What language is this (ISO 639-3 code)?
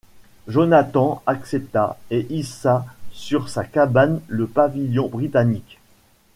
fra